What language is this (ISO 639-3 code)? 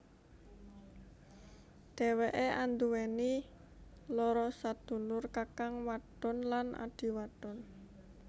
jav